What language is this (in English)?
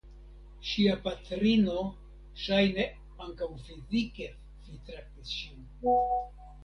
Esperanto